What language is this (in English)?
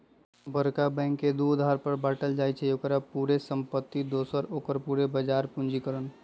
Magahi